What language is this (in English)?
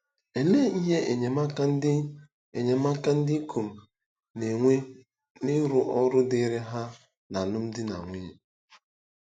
Igbo